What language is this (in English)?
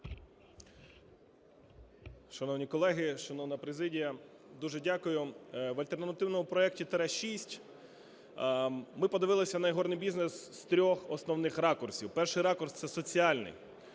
Ukrainian